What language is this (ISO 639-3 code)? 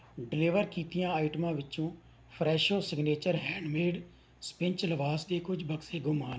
pan